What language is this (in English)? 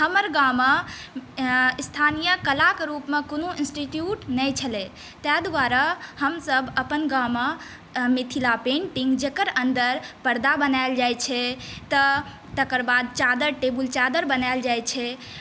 Maithili